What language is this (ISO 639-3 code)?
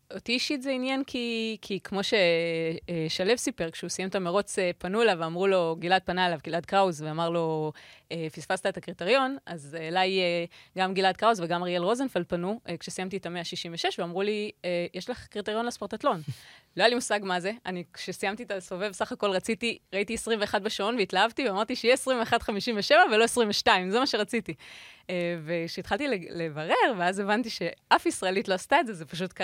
heb